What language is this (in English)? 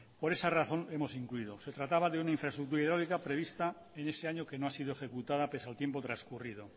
Spanish